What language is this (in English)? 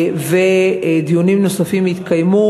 Hebrew